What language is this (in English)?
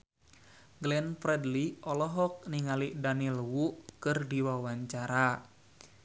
Sundanese